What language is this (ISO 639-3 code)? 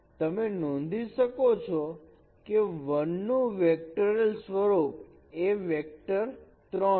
guj